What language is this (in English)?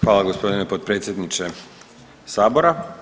Croatian